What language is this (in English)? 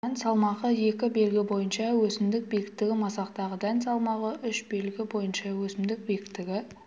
Kazakh